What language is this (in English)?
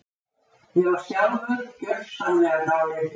Icelandic